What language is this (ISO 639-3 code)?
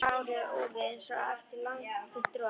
isl